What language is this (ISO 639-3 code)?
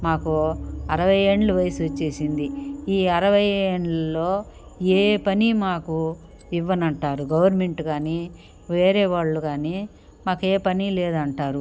tel